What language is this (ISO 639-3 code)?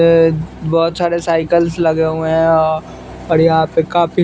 hin